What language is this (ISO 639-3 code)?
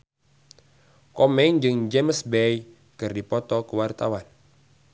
sun